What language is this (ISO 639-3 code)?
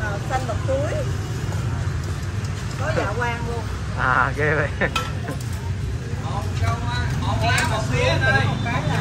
vie